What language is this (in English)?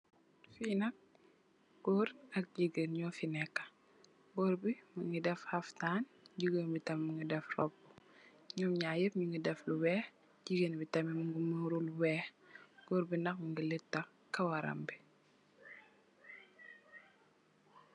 Wolof